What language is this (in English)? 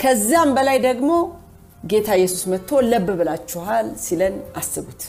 Amharic